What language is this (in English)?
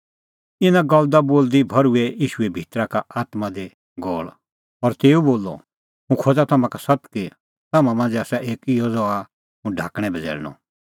Kullu Pahari